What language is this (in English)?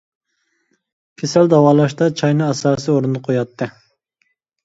Uyghur